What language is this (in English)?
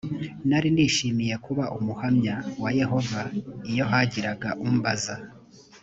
Kinyarwanda